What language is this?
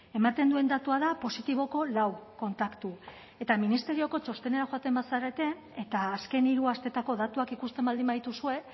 Basque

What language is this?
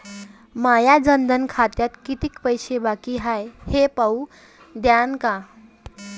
Marathi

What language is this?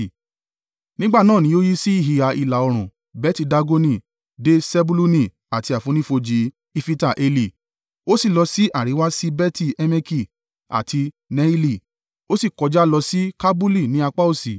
Yoruba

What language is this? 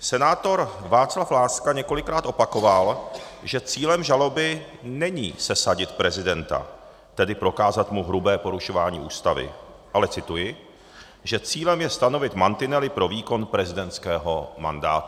Czech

